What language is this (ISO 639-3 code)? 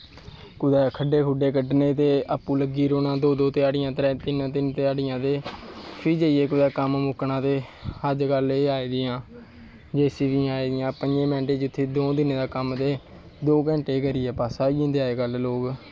doi